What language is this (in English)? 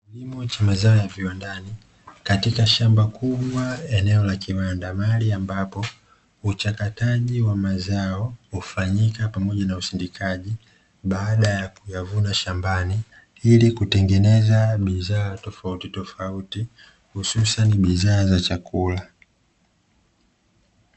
Swahili